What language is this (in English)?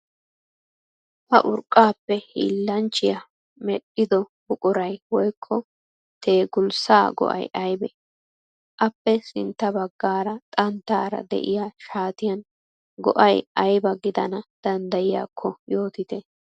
Wolaytta